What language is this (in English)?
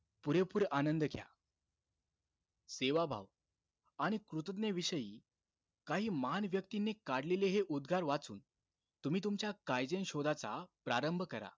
Marathi